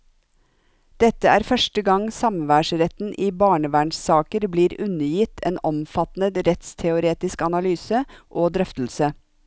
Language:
Norwegian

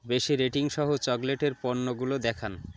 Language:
Bangla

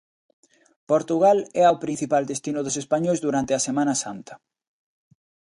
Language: Galician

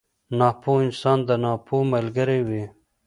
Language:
Pashto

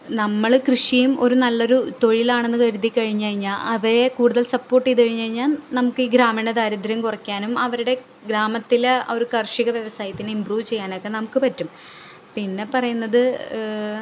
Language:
Malayalam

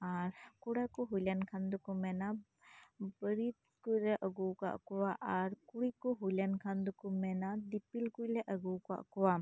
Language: Santali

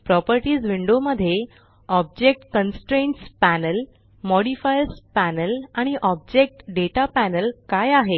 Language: Marathi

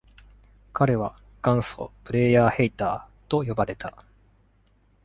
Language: Japanese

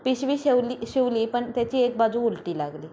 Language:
Marathi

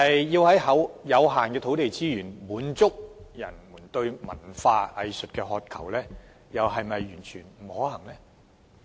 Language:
Cantonese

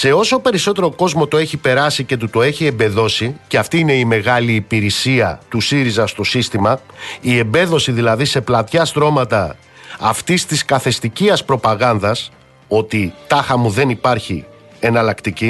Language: Greek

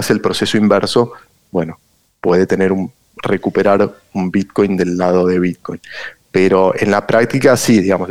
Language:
Spanish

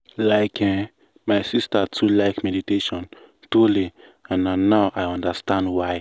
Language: Nigerian Pidgin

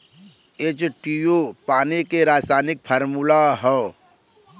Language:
Bhojpuri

